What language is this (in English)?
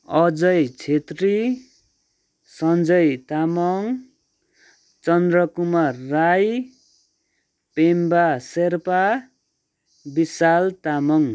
Nepali